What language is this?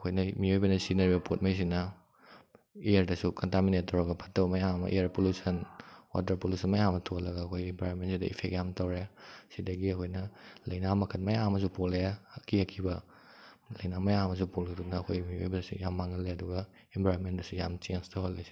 Manipuri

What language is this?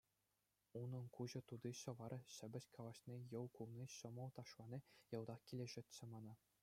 Chuvash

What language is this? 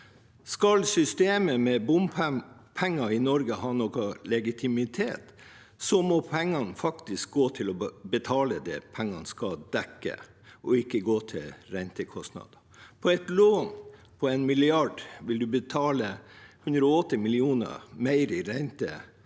Norwegian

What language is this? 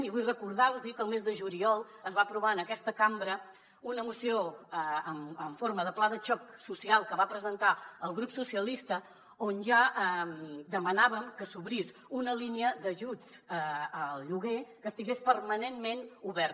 Catalan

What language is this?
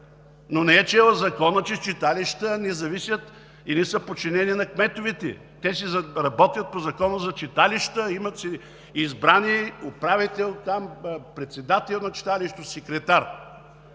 Bulgarian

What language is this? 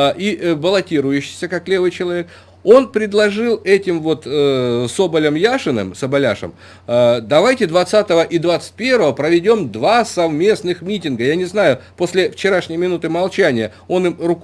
Russian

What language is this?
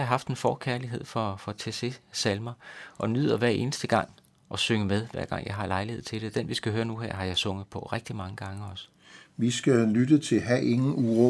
Danish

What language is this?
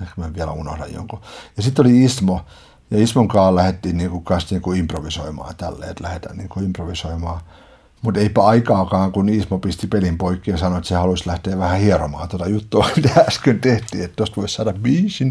Finnish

